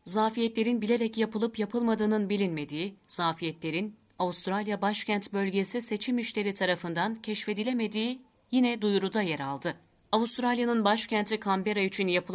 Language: Turkish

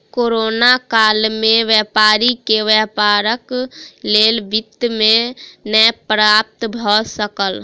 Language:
Maithili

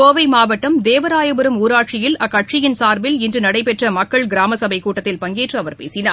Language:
Tamil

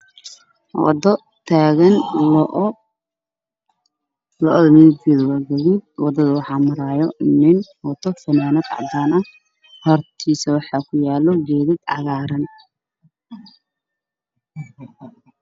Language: Somali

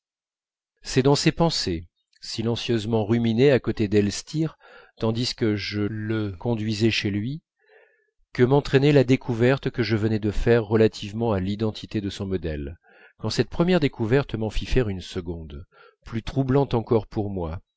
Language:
French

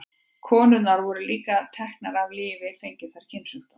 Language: Icelandic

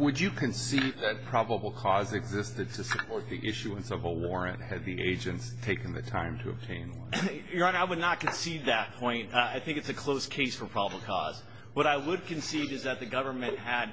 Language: English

